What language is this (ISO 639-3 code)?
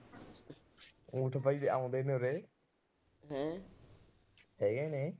pan